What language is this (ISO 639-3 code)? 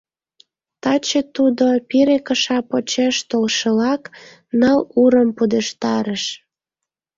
chm